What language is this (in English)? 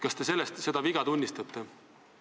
Estonian